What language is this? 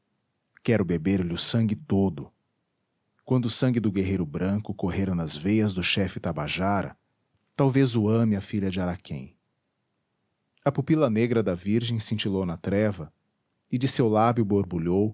Portuguese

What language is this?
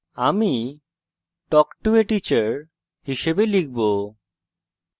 Bangla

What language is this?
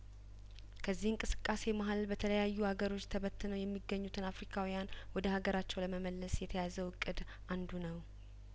Amharic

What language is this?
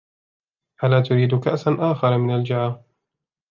Arabic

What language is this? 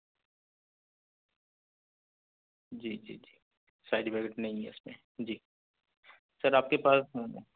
Urdu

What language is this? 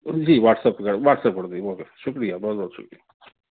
Urdu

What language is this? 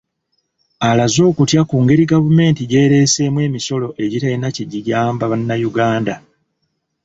Ganda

